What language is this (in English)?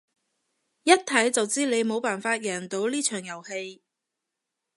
Cantonese